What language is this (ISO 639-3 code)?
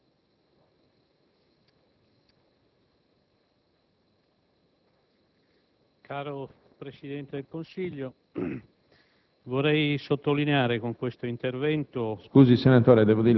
ita